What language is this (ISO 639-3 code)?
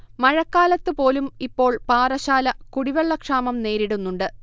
mal